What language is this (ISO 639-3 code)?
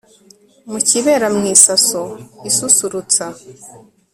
kin